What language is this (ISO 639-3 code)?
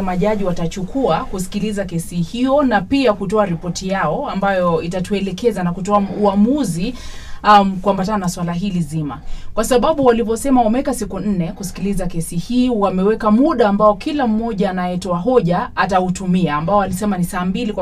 swa